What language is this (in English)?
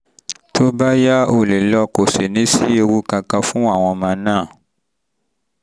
Yoruba